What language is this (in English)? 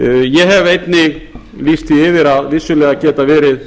Icelandic